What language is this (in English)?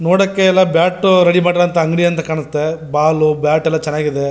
Kannada